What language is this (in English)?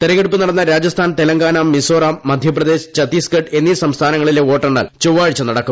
Malayalam